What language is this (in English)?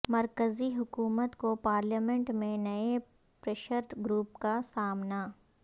Urdu